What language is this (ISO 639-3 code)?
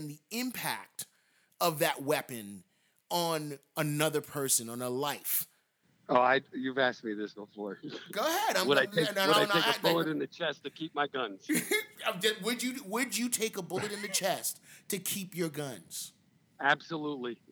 eng